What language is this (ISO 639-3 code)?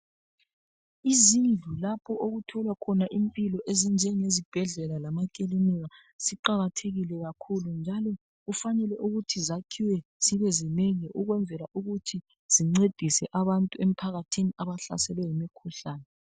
nde